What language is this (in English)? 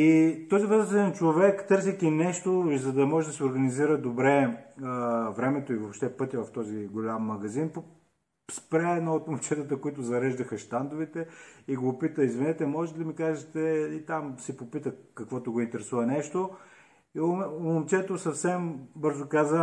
Bulgarian